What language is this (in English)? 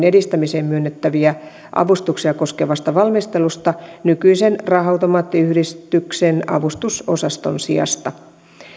Finnish